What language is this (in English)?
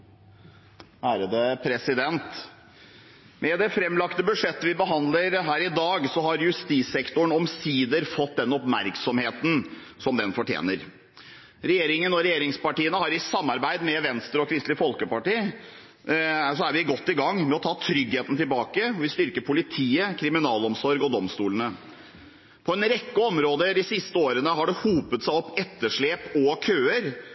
Norwegian